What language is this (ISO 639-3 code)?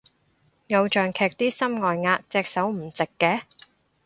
yue